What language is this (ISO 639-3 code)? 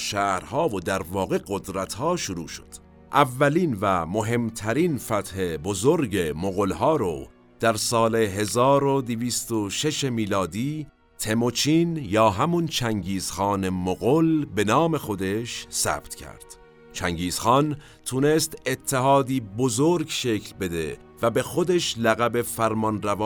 fas